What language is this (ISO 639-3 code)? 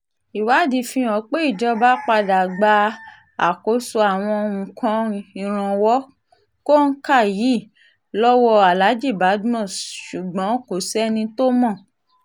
yor